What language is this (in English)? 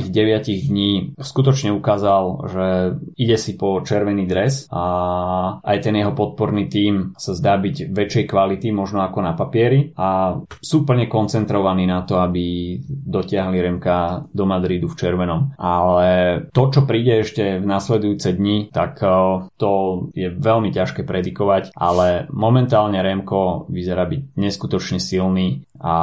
Slovak